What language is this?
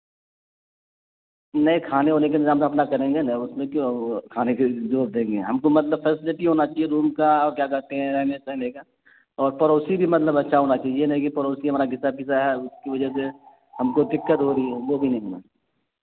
Urdu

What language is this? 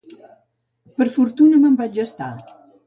Catalan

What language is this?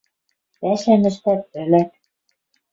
Western Mari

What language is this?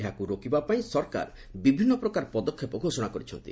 Odia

